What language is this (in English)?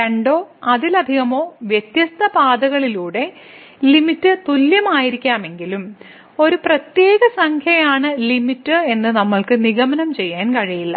Malayalam